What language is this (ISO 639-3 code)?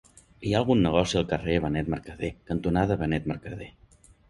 cat